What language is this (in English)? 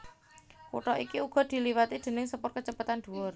Javanese